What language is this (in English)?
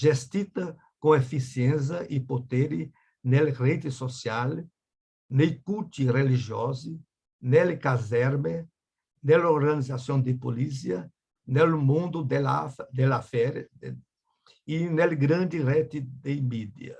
Italian